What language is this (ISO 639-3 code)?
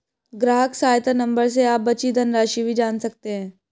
hin